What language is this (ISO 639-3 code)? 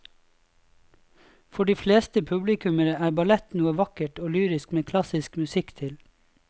nor